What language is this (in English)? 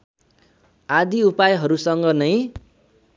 Nepali